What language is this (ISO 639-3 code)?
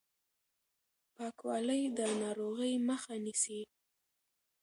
pus